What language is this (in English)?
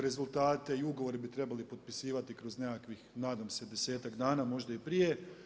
Croatian